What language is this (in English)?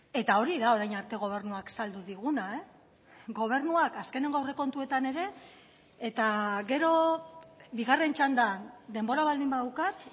Basque